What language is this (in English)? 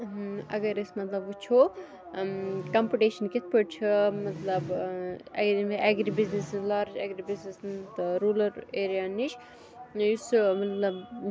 Kashmiri